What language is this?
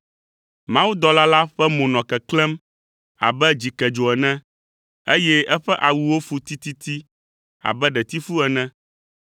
Ewe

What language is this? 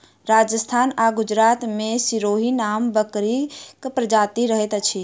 Maithili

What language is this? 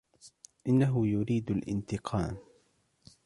Arabic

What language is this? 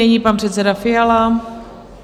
Czech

